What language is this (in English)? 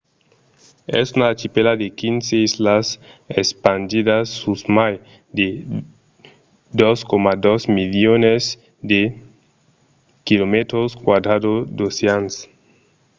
Occitan